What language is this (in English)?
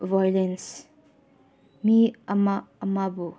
Manipuri